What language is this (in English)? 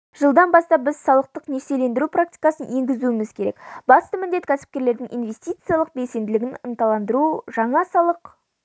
Kazakh